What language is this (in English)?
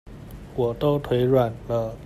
Chinese